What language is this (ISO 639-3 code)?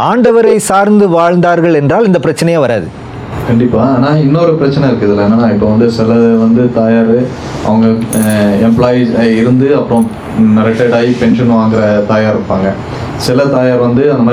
tam